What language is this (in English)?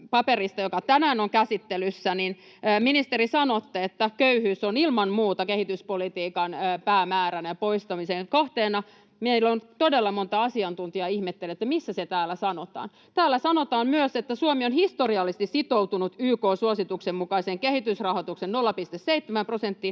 Finnish